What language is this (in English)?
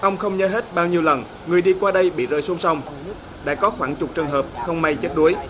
Vietnamese